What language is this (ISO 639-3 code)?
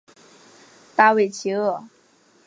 zho